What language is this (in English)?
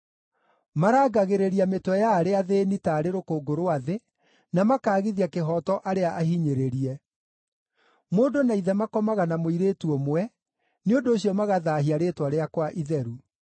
Kikuyu